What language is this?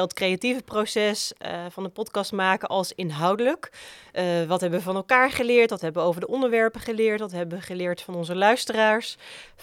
Dutch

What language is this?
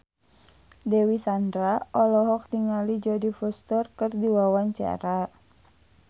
Sundanese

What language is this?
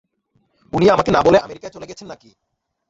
Bangla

